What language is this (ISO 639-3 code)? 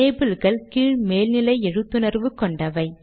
tam